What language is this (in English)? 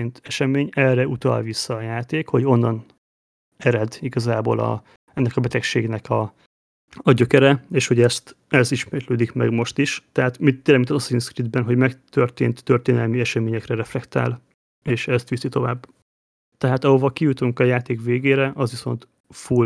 Hungarian